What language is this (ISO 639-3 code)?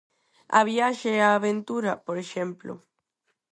glg